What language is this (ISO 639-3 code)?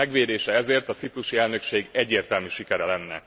hun